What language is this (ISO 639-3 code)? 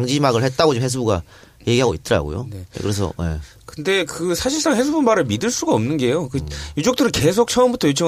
kor